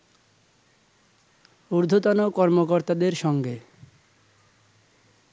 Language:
Bangla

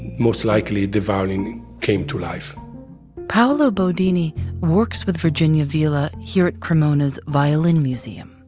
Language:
English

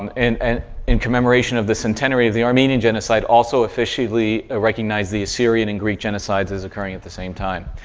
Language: English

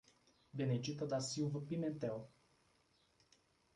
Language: Portuguese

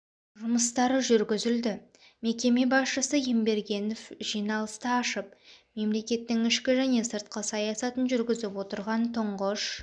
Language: Kazakh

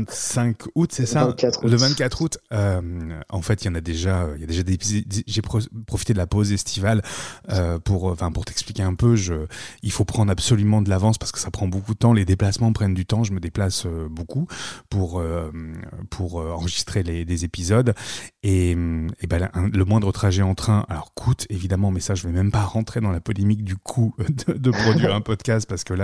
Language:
French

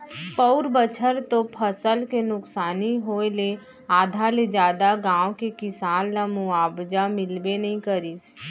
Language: Chhattisgarhi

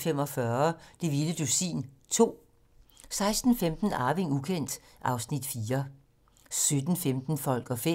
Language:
Danish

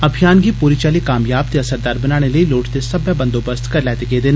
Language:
Dogri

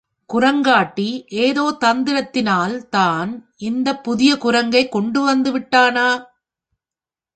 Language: Tamil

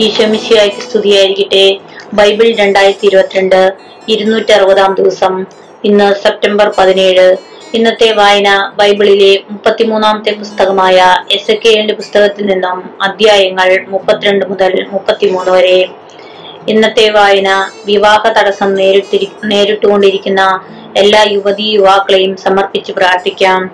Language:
Malayalam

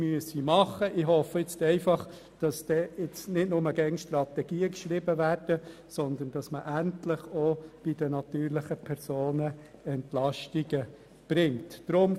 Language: Swiss German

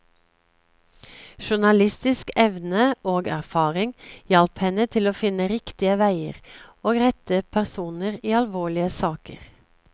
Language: Norwegian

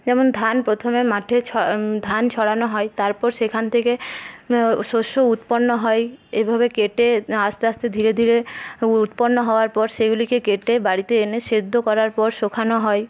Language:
Bangla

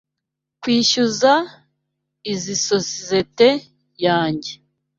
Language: Kinyarwanda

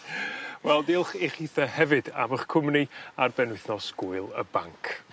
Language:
Welsh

